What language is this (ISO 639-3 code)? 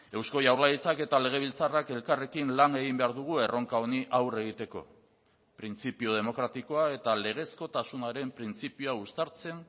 eus